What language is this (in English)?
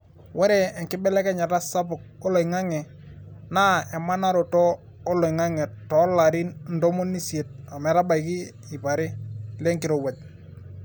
Masai